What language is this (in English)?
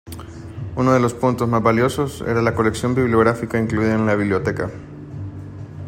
Spanish